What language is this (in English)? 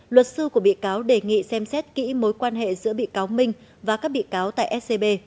Vietnamese